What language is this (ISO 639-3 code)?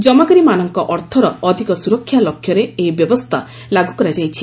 ori